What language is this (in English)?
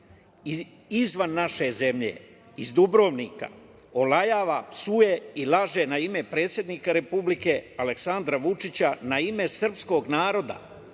Serbian